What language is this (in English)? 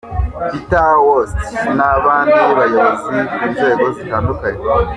Kinyarwanda